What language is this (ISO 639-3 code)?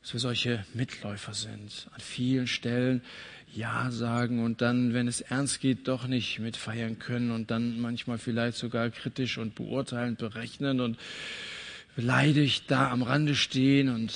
deu